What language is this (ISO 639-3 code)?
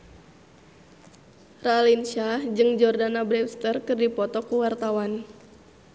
sun